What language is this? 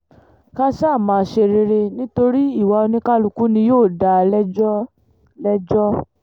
Yoruba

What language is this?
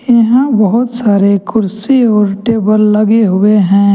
Hindi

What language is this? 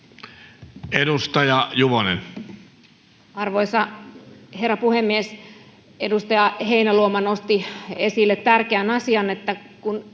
Finnish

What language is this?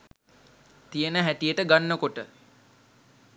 Sinhala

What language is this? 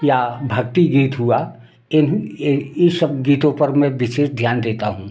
Hindi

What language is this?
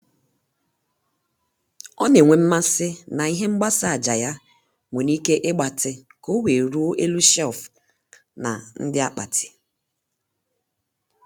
Igbo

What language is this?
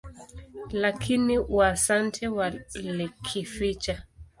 Swahili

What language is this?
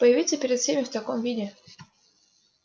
Russian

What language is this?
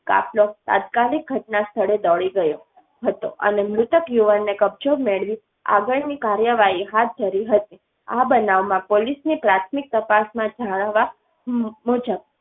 Gujarati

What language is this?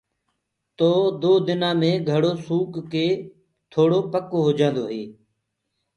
Gurgula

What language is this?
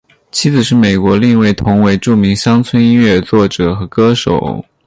Chinese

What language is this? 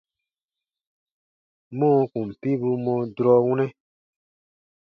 Baatonum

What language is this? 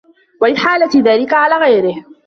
Arabic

